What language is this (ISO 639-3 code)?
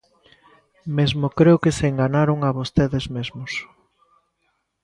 glg